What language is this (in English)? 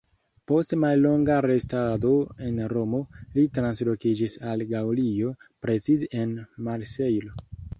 Esperanto